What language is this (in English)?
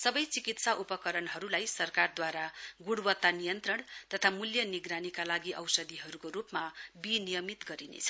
Nepali